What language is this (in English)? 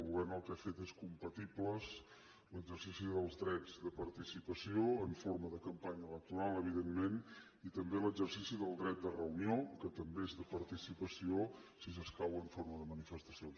Catalan